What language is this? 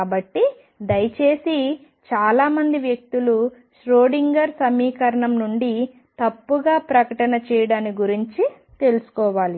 Telugu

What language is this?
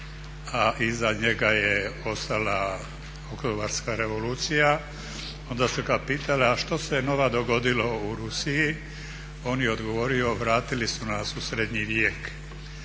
Croatian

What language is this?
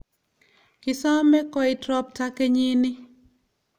Kalenjin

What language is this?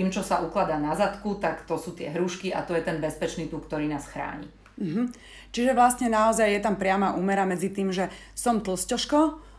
Slovak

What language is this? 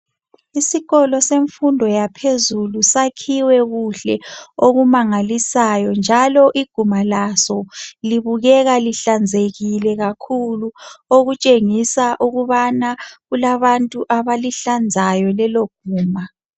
North Ndebele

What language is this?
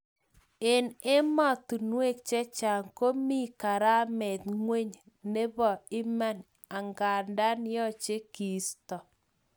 Kalenjin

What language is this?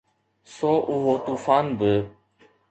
Sindhi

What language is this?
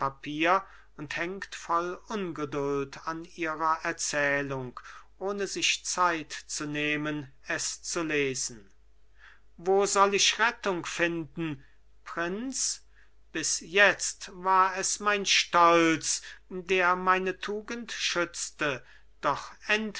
German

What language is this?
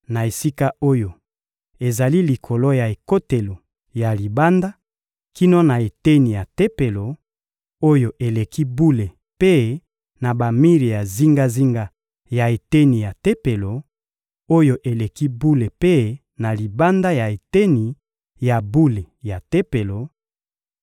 Lingala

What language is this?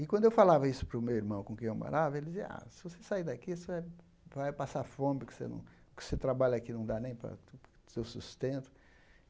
Portuguese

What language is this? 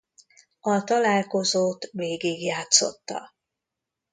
Hungarian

